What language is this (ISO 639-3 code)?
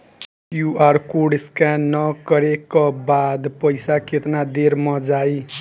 bho